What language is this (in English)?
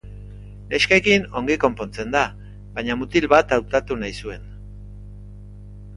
Basque